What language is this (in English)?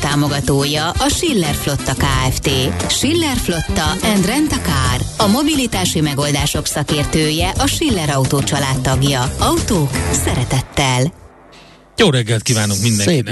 Hungarian